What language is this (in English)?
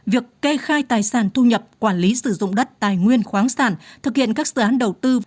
Vietnamese